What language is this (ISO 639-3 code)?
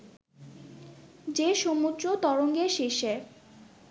ben